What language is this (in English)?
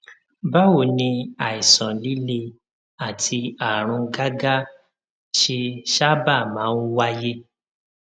Yoruba